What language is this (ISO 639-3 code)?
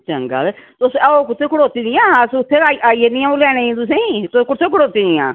doi